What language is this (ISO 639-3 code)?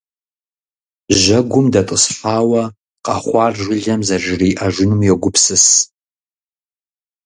kbd